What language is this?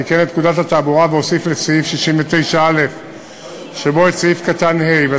Hebrew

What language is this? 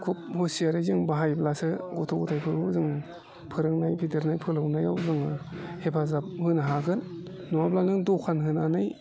Bodo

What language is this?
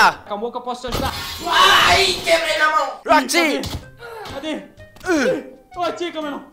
Portuguese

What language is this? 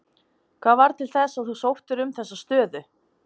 Icelandic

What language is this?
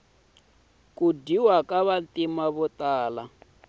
Tsonga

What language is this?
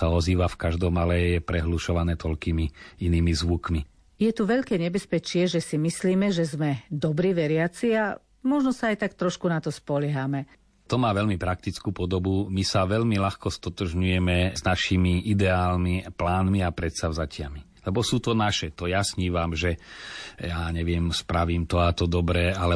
Slovak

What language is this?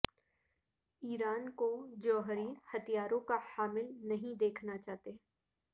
Urdu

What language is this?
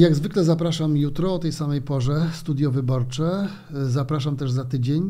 Polish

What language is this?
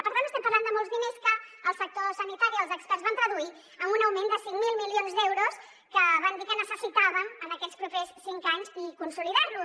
Catalan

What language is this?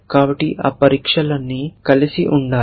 Telugu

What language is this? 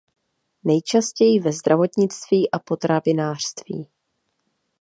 Czech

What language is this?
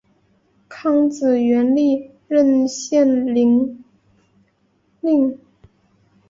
Chinese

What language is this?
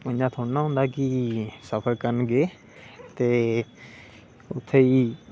Dogri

